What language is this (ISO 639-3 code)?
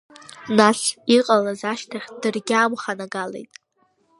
abk